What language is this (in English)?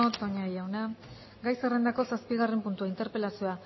Basque